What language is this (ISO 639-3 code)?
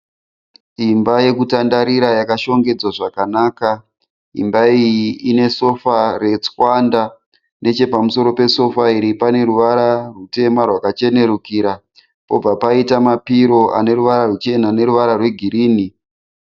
sna